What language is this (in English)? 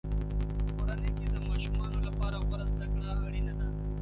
Pashto